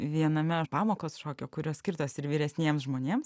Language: Lithuanian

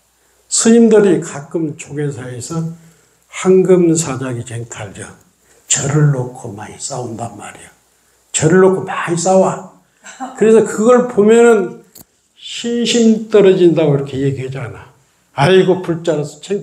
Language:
Korean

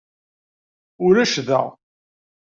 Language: Kabyle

